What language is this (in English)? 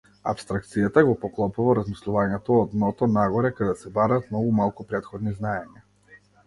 Macedonian